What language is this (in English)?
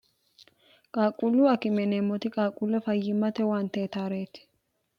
Sidamo